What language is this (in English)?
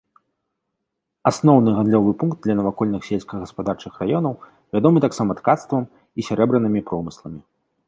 Belarusian